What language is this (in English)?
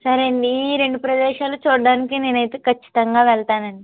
Telugu